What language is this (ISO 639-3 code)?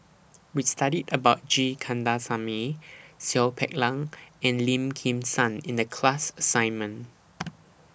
eng